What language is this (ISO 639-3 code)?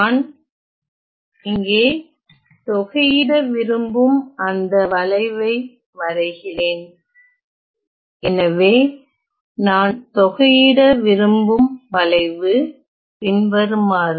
tam